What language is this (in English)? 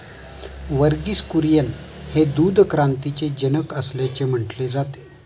Marathi